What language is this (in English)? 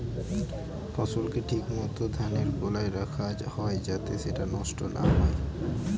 Bangla